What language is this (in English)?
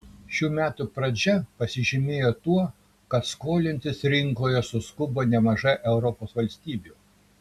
Lithuanian